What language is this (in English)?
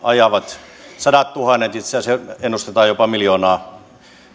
Finnish